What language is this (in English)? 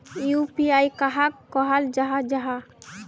Magahi